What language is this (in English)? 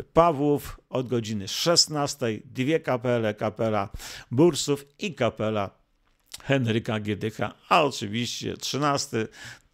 Polish